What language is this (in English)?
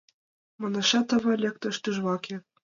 Mari